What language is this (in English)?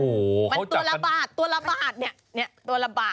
Thai